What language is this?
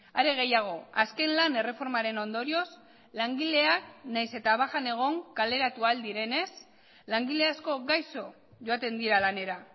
Basque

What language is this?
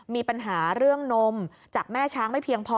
Thai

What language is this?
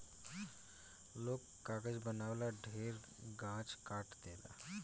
Bhojpuri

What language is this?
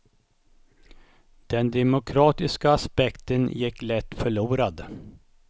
Swedish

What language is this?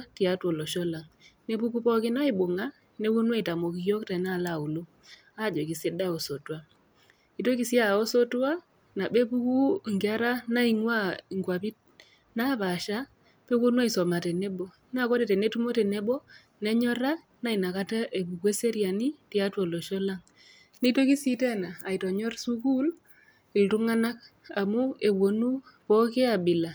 Masai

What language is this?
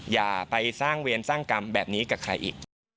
Thai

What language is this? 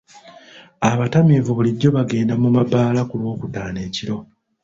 Ganda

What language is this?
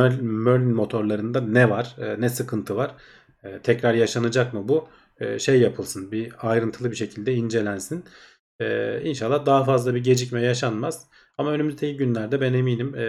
Turkish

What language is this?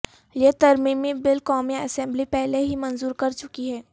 Urdu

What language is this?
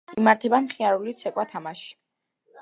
Georgian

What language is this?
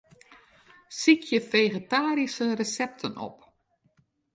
Western Frisian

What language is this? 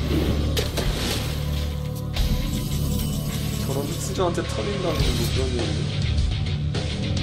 Korean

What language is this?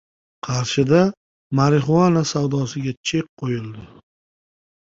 Uzbek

